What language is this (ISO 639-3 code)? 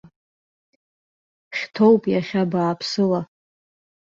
abk